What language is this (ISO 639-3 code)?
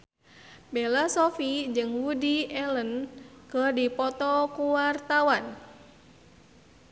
sun